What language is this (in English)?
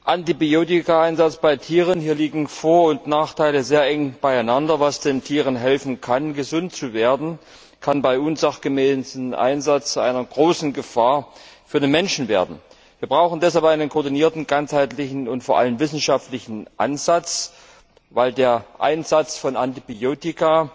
German